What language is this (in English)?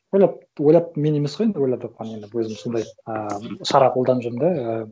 Kazakh